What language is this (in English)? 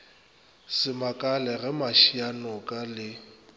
Northern Sotho